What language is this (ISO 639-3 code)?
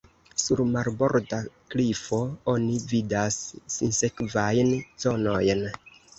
epo